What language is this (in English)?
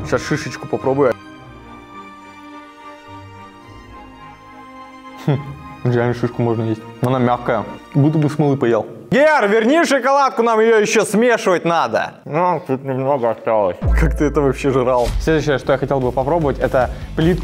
Russian